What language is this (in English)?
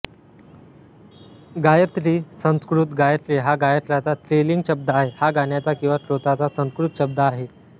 Marathi